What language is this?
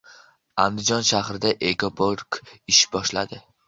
Uzbek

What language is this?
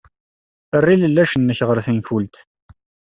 Kabyle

